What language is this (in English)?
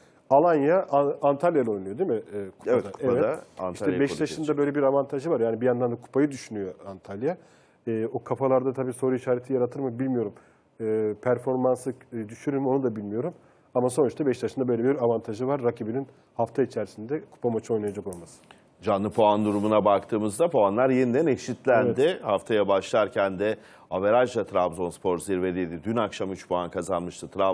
Turkish